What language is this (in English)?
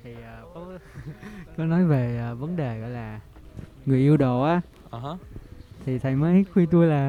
Vietnamese